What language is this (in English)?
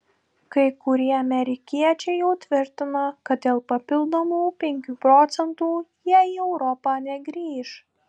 Lithuanian